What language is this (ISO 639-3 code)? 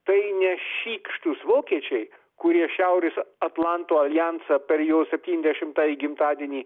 lit